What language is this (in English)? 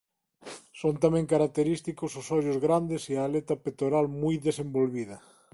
Galician